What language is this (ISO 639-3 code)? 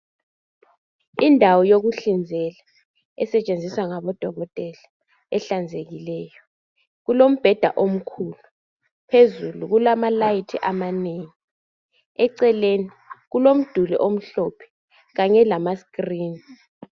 nde